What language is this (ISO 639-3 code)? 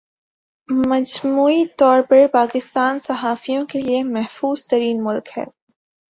urd